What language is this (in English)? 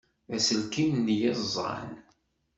Kabyle